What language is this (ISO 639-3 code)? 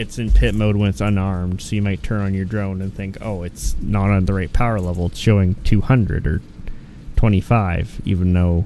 eng